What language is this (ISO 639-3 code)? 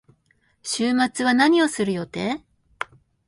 jpn